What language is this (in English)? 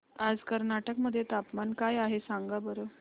Marathi